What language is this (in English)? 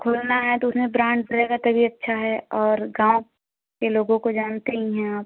Hindi